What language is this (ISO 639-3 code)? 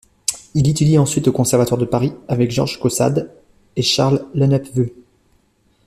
fra